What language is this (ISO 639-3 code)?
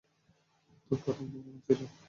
ben